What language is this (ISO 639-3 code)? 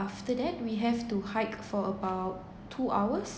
eng